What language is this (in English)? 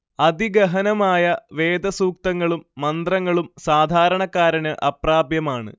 Malayalam